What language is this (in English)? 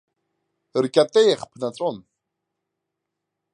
Abkhazian